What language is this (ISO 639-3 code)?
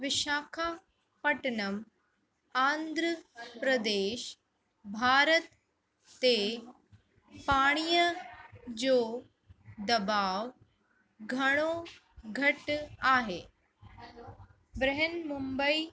snd